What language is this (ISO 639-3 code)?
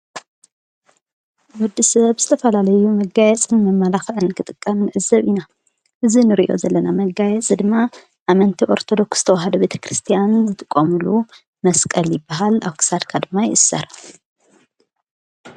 tir